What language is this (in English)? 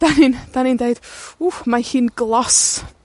Welsh